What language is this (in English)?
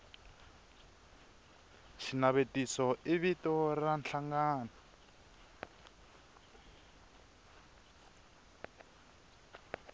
Tsonga